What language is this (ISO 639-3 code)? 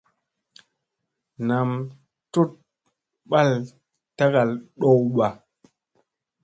mse